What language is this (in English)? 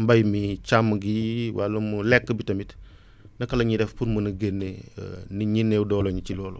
Wolof